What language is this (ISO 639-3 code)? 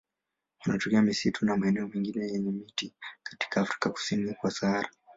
swa